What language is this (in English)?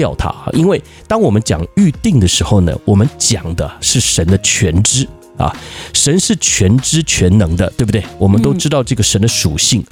Chinese